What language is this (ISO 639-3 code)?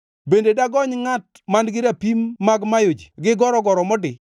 luo